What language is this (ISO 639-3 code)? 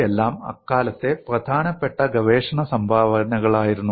mal